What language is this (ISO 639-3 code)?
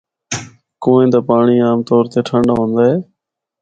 hno